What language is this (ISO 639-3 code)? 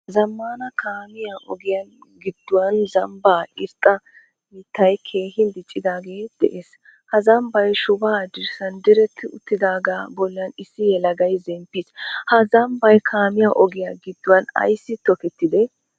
wal